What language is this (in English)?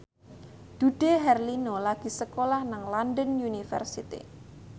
Javanese